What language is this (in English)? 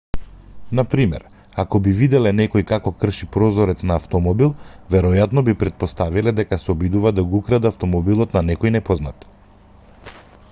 Macedonian